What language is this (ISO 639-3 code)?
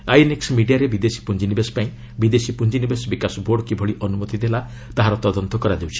ori